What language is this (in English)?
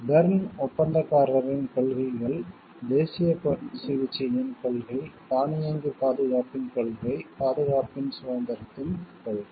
Tamil